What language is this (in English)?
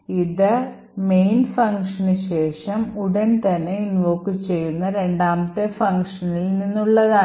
Malayalam